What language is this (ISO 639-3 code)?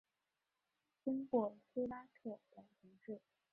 zho